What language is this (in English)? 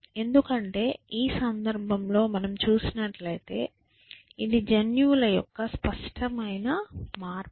Telugu